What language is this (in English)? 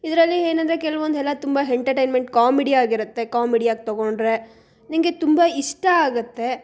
Kannada